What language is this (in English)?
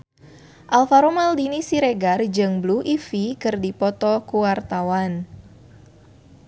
Sundanese